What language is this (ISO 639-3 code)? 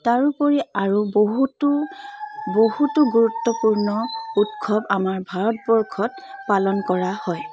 asm